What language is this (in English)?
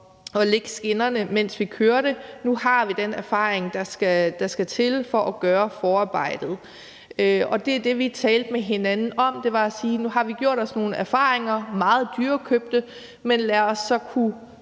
Danish